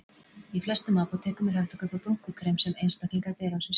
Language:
Icelandic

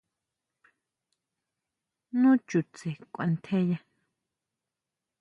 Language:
Huautla Mazatec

